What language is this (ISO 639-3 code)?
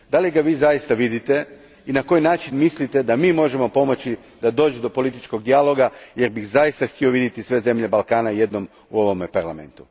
hrv